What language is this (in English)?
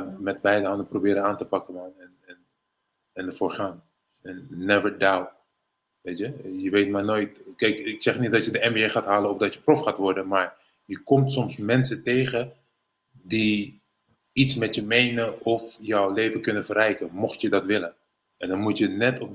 Dutch